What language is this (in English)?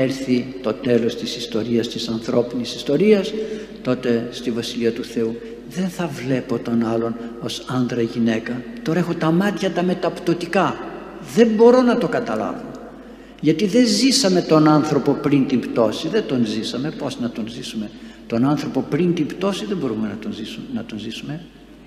Greek